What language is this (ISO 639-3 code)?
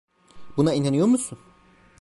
tur